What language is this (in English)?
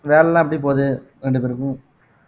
Tamil